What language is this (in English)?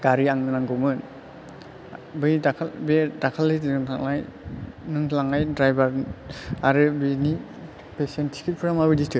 Bodo